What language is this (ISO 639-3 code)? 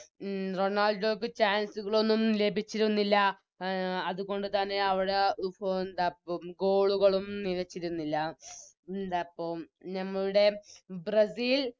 mal